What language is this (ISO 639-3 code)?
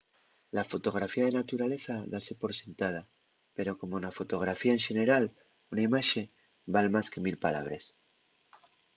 ast